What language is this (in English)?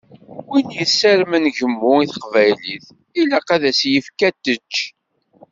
Kabyle